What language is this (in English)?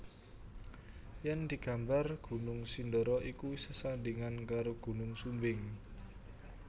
Javanese